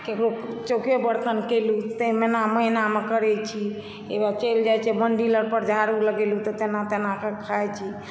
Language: Maithili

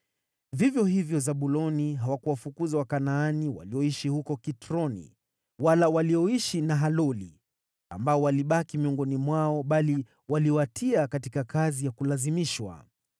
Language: Swahili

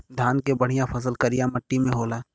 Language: Bhojpuri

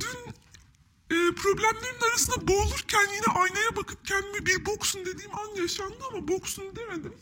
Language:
Turkish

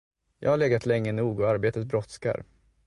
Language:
Swedish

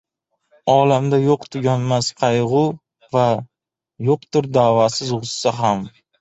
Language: Uzbek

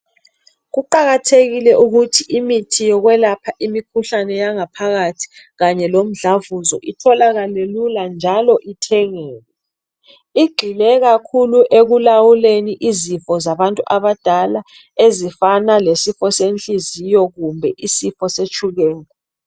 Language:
North Ndebele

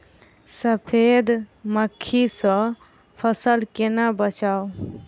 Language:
Maithili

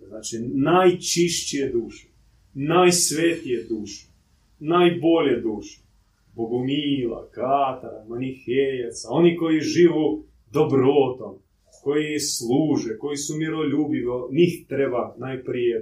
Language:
Croatian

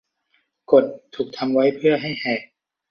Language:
Thai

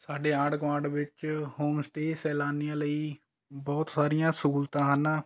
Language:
Punjabi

